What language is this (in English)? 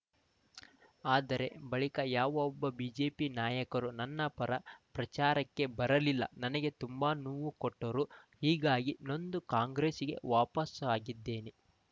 Kannada